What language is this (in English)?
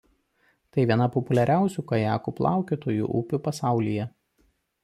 Lithuanian